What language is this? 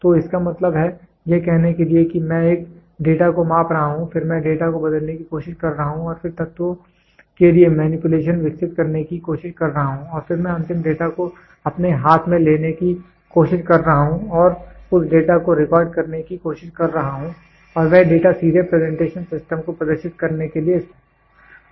Hindi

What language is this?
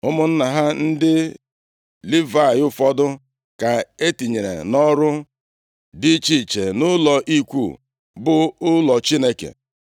Igbo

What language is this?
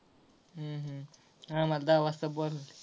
Marathi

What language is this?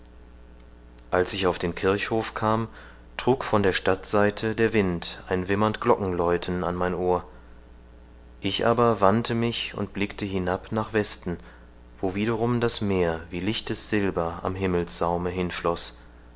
German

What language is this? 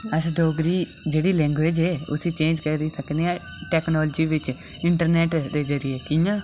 Dogri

